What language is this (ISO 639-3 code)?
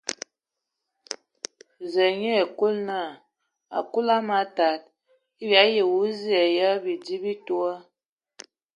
ewo